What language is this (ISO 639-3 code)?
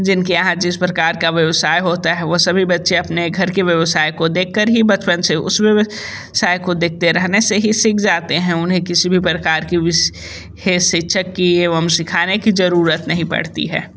hin